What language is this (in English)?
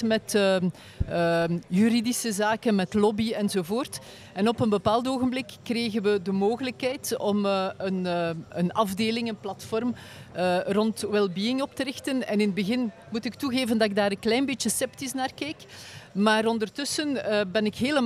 Dutch